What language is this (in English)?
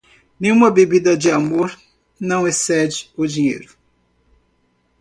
Portuguese